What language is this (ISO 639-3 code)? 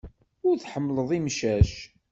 kab